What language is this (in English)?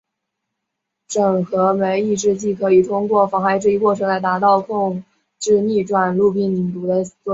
Chinese